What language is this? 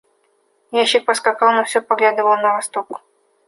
Russian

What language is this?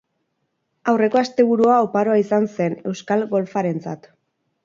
Basque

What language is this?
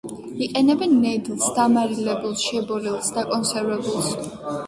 Georgian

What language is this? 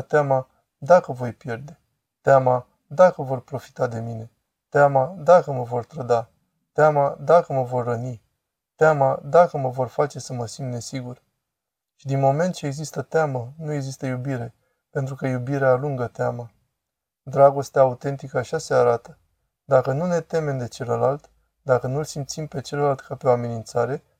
Romanian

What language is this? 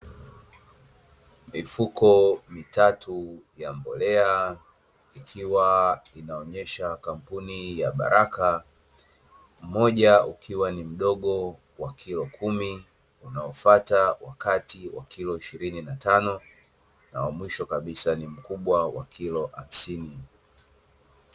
Swahili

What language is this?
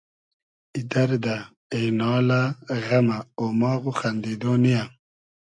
Hazaragi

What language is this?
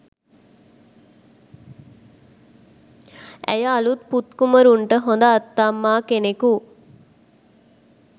Sinhala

